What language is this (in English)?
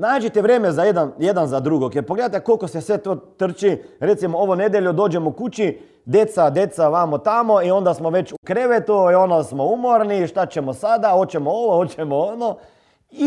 Croatian